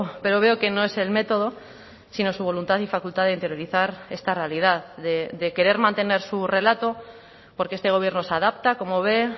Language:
Spanish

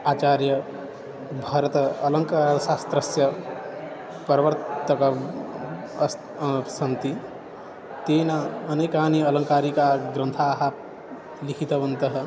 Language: Sanskrit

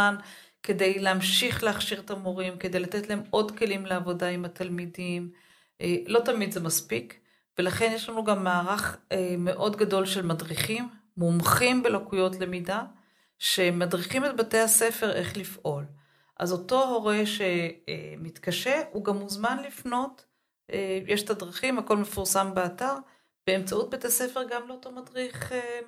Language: Hebrew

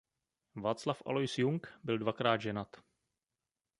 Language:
Czech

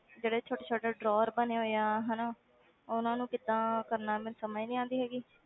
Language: Punjabi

